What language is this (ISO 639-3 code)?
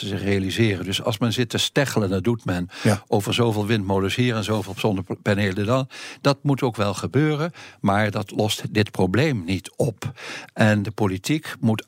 nld